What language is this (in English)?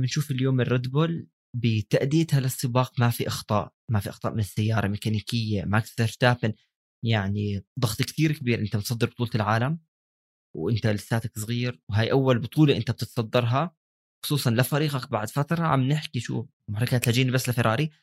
Arabic